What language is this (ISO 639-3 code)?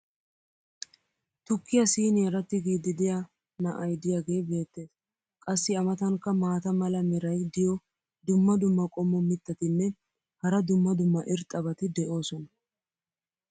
wal